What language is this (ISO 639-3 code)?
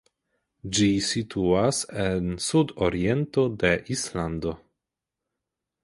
epo